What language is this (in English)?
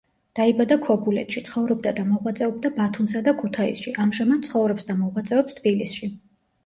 Georgian